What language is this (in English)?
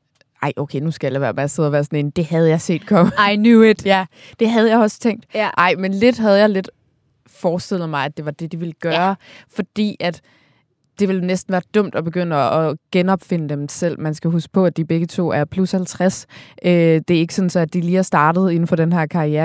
Danish